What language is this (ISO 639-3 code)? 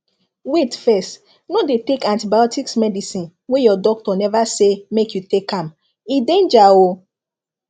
pcm